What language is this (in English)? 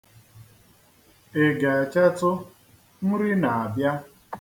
Igbo